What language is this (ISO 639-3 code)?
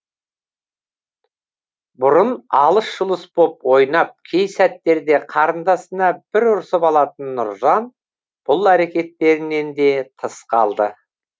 kaz